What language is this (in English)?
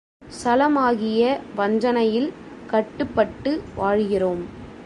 Tamil